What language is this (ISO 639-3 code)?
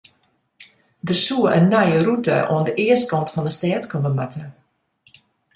fry